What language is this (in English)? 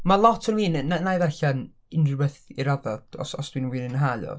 Welsh